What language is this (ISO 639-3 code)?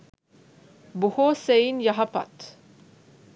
sin